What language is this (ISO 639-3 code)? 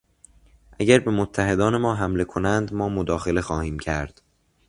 fas